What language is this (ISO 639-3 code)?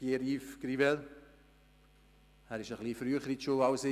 gsw